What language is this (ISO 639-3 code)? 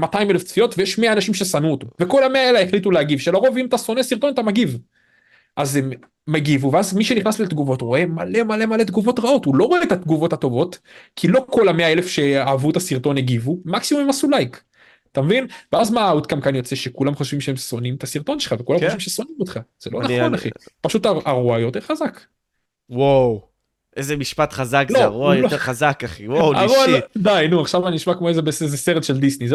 heb